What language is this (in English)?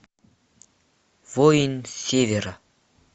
Russian